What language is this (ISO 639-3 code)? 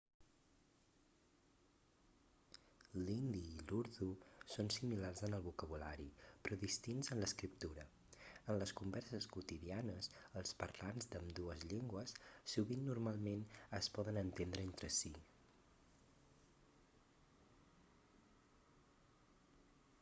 cat